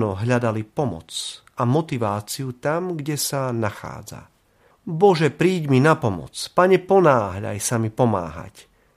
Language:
Slovak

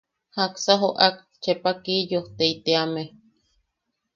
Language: Yaqui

